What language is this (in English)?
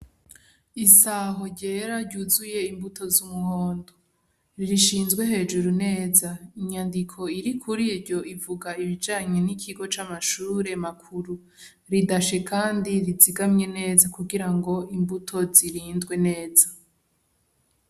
Rundi